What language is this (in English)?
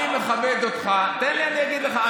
Hebrew